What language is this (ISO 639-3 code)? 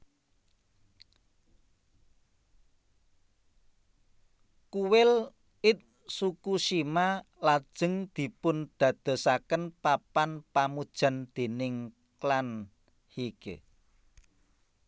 jav